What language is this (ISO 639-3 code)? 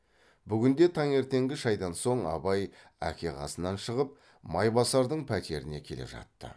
kaz